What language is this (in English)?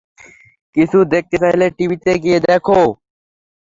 Bangla